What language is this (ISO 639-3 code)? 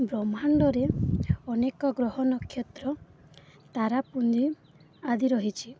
ori